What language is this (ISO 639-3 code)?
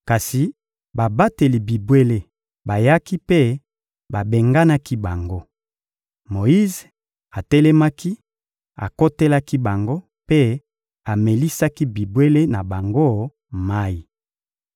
lin